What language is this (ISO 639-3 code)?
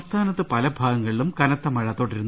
mal